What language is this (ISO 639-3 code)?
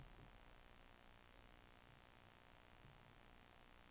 nor